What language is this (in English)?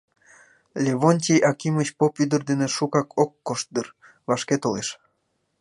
Mari